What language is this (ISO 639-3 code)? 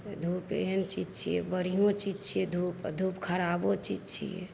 mai